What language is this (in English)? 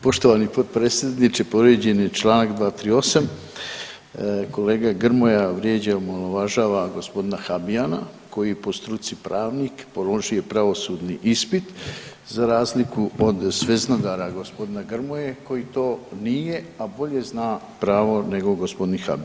Croatian